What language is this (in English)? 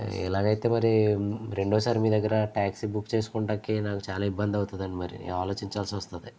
Telugu